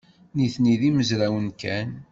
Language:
Kabyle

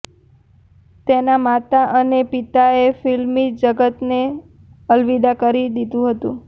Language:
Gujarati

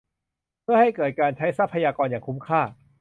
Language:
Thai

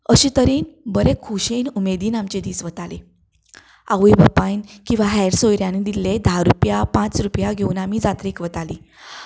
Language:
Konkani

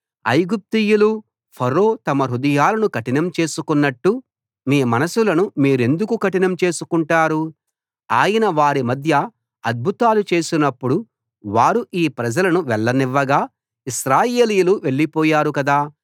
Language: Telugu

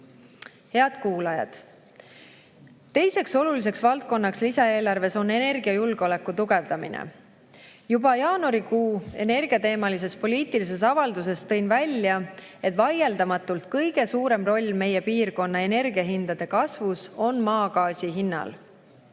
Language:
Estonian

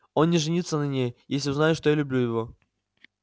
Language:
Russian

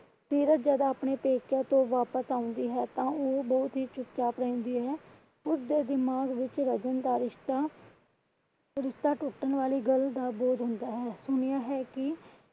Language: Punjabi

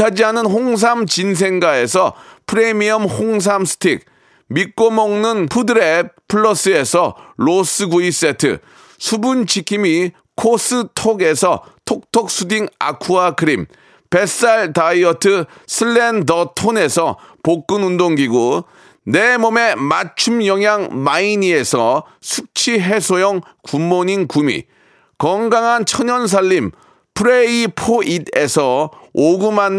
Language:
Korean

